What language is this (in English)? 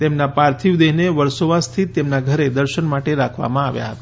Gujarati